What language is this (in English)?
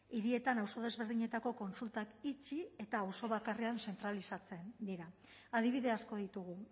Basque